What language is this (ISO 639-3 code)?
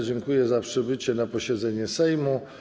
pol